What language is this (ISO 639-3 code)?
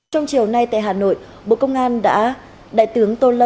vie